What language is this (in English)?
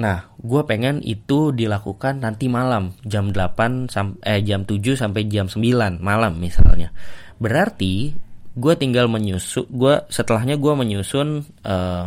Indonesian